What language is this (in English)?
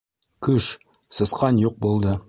Bashkir